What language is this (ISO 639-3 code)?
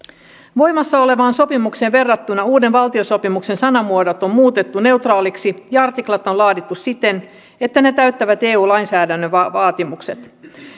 fin